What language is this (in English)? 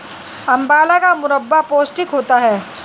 Hindi